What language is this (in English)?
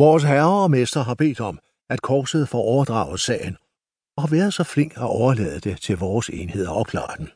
Danish